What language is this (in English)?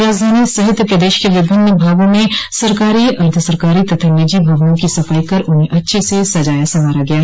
Hindi